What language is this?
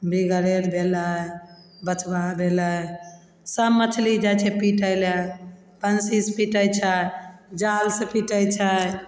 Maithili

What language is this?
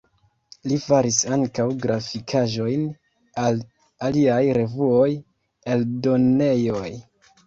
Esperanto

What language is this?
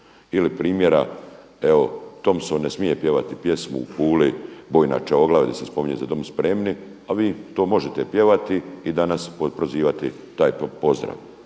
Croatian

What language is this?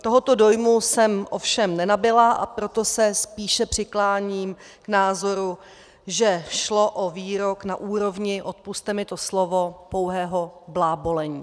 Czech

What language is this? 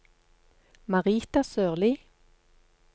Norwegian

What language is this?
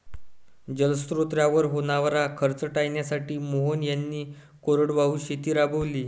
Marathi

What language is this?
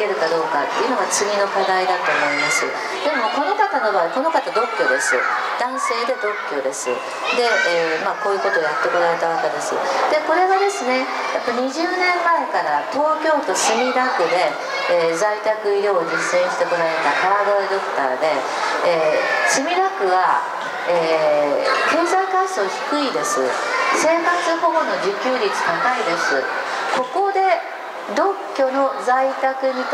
Japanese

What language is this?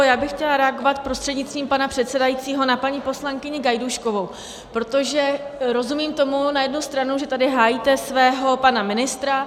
Czech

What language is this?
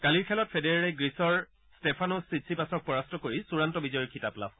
Assamese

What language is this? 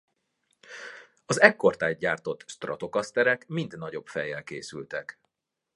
Hungarian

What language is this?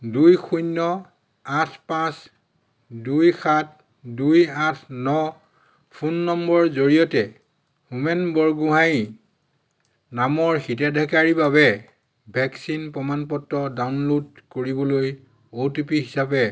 Assamese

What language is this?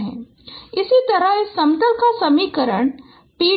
Hindi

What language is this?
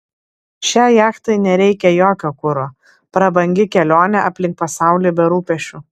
Lithuanian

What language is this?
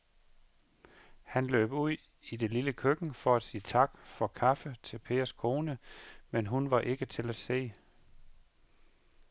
Danish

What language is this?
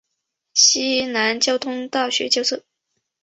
Chinese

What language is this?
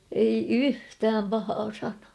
Finnish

